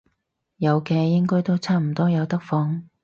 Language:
Cantonese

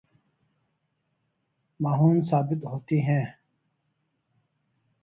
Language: Urdu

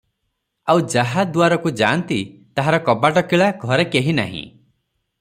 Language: Odia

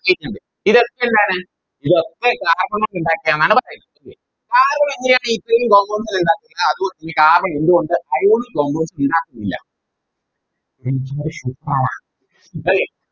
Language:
Malayalam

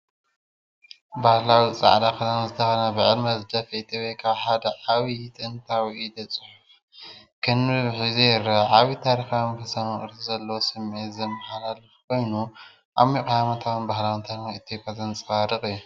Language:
Tigrinya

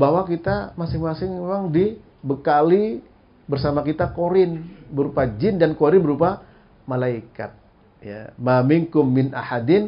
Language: Indonesian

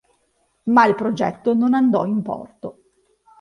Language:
Italian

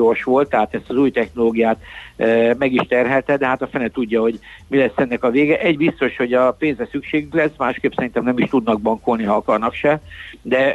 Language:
Hungarian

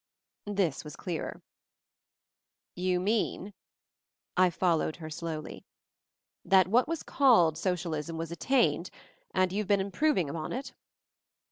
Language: English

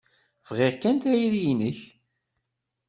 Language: Kabyle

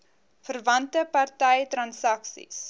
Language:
Afrikaans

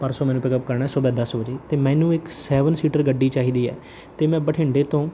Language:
Punjabi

